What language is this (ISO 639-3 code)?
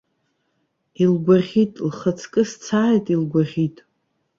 abk